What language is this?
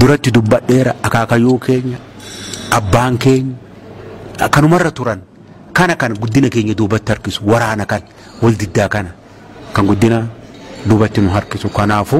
Arabic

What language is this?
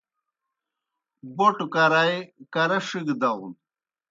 Kohistani Shina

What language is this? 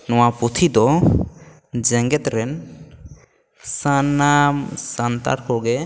Santali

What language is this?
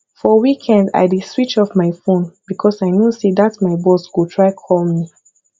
Nigerian Pidgin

